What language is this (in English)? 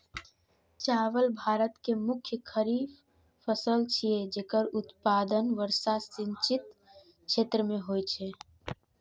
Maithili